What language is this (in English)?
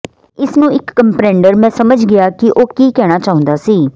Punjabi